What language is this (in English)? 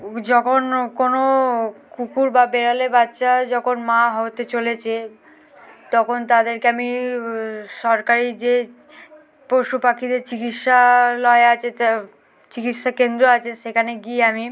Bangla